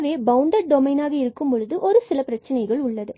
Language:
Tamil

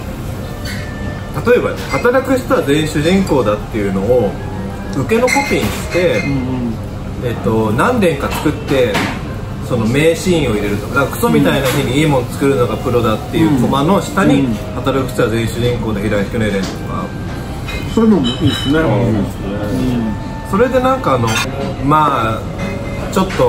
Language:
Japanese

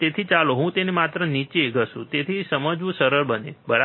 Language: Gujarati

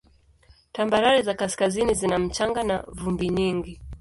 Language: Swahili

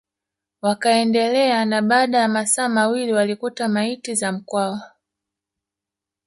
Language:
Swahili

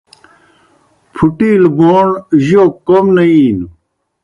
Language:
Kohistani Shina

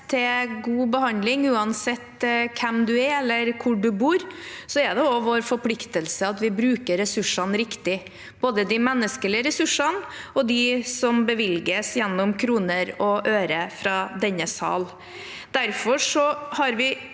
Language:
Norwegian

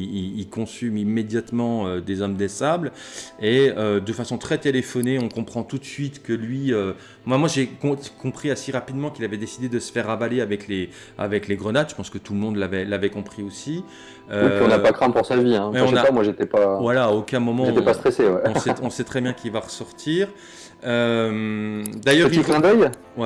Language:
French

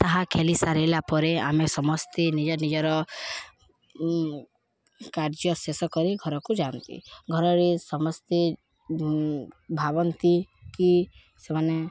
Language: Odia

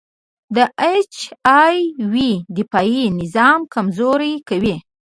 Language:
Pashto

